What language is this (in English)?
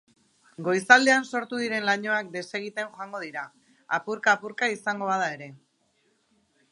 Basque